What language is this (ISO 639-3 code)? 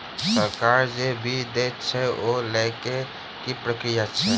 mai